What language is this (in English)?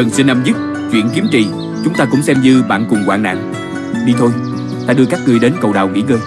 Vietnamese